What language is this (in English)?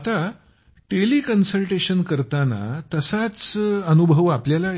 Marathi